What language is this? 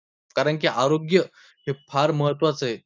Marathi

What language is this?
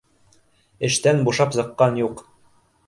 Bashkir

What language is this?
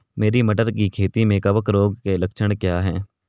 Hindi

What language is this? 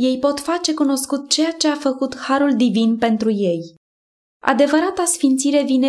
Romanian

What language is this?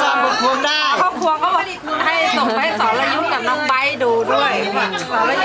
Thai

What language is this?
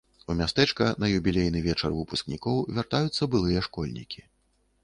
Belarusian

